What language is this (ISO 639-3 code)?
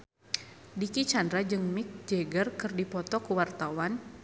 sun